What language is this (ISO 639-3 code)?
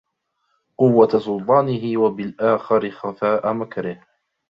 ara